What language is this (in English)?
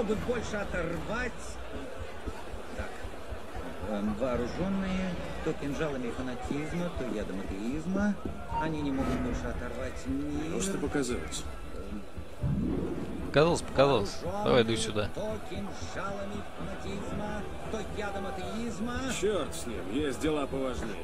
Russian